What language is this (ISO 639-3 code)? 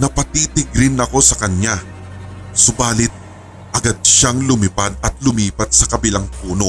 fil